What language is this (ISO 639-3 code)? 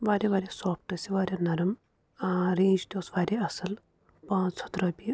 kas